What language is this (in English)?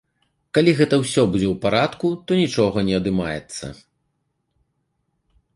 Belarusian